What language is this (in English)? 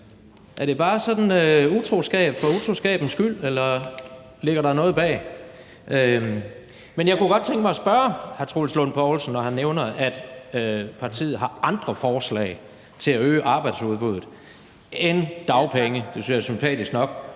Danish